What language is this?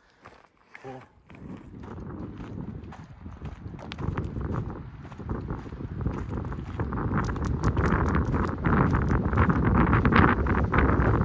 German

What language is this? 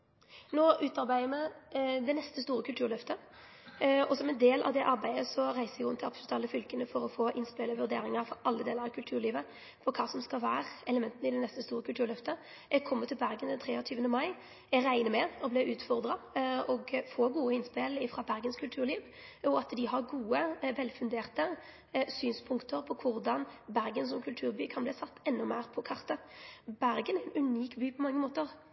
Norwegian Nynorsk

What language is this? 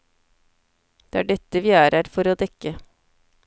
Norwegian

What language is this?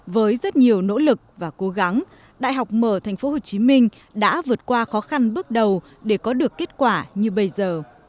Vietnamese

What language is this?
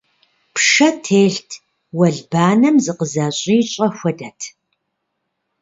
Kabardian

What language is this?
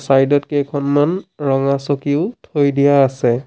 Assamese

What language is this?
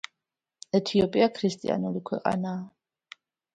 Georgian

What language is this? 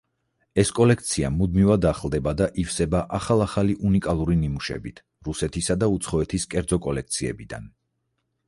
Georgian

